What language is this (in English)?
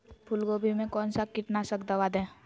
Magahi